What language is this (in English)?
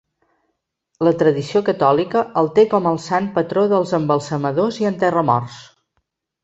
Catalan